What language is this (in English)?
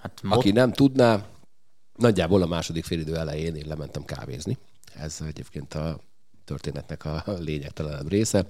Hungarian